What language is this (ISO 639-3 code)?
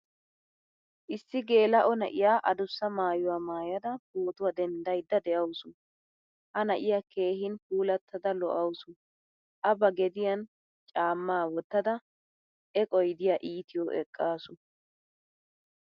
wal